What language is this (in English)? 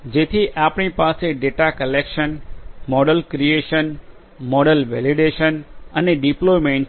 Gujarati